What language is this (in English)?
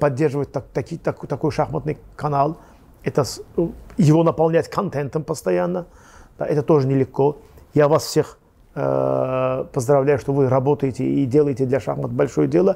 Russian